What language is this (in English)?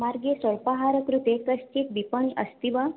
Sanskrit